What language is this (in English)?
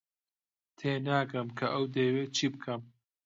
Central Kurdish